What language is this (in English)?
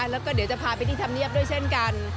Thai